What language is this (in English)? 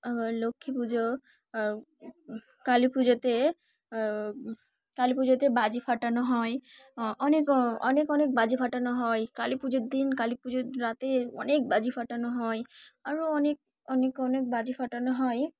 Bangla